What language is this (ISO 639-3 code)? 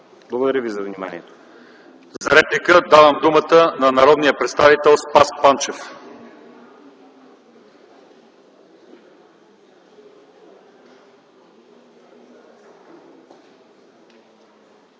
bul